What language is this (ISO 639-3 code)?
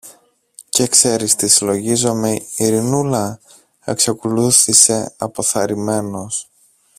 ell